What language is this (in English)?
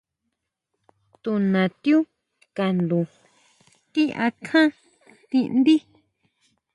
Huautla Mazatec